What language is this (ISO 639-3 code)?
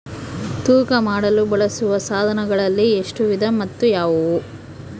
kan